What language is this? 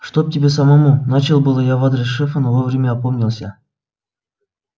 Russian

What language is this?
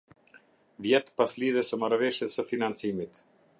Albanian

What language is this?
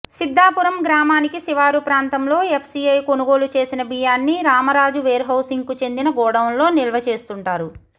Telugu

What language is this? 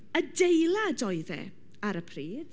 Welsh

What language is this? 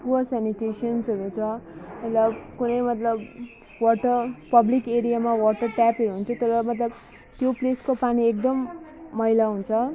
Nepali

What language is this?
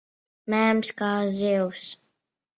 Latvian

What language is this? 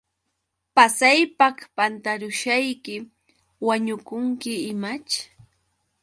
Yauyos Quechua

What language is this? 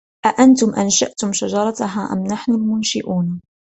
Arabic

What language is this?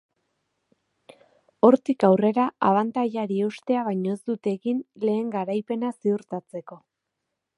Basque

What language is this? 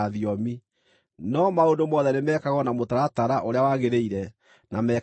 Kikuyu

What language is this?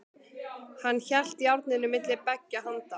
Icelandic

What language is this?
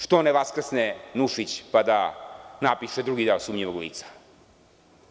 Serbian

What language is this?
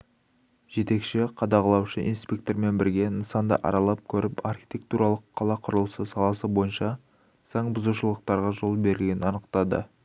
Kazakh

